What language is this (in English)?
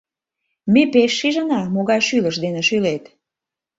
Mari